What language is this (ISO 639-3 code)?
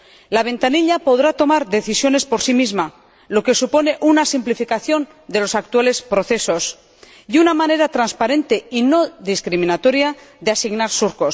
spa